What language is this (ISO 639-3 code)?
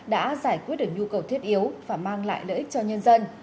vie